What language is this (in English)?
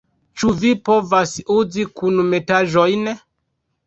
Esperanto